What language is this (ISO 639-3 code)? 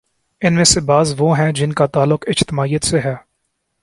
urd